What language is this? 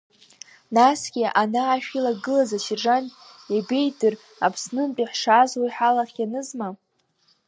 Abkhazian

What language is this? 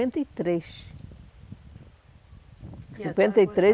Portuguese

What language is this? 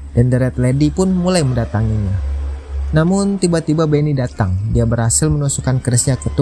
Indonesian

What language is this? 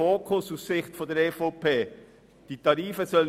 Swiss German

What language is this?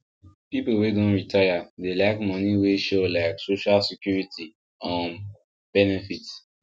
Nigerian Pidgin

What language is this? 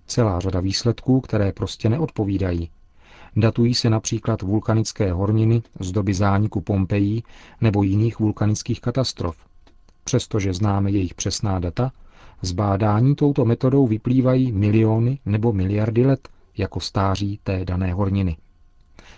Czech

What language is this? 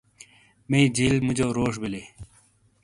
Shina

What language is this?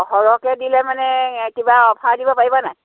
Assamese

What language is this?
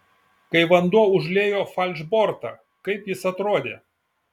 Lithuanian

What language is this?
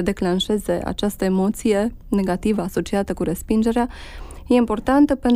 Romanian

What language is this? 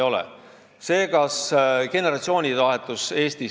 Estonian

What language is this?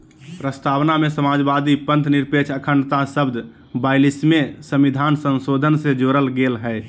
Magahi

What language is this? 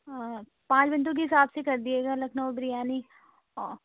Urdu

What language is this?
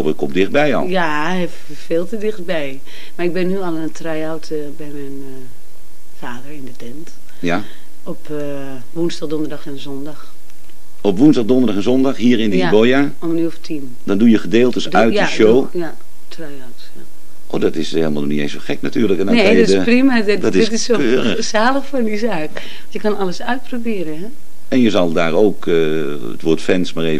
Dutch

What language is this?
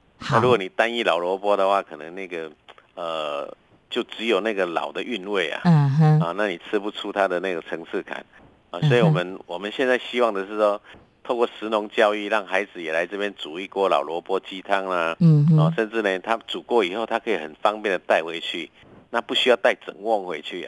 Chinese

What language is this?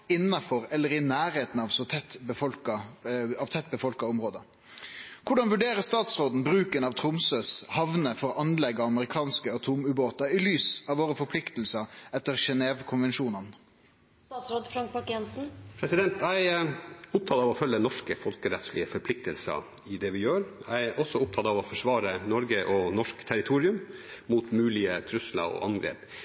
Norwegian Bokmål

